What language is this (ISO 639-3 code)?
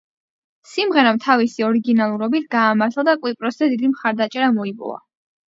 kat